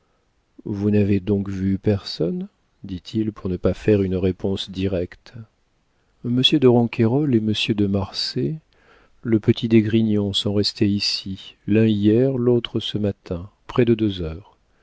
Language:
French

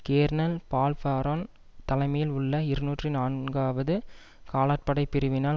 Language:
Tamil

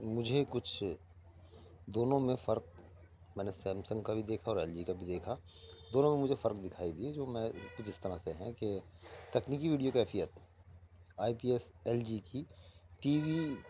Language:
Urdu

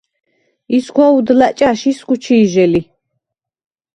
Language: Svan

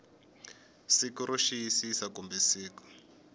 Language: Tsonga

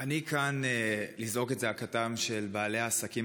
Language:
Hebrew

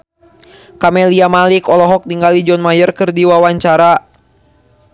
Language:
Sundanese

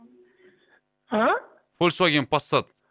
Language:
Kazakh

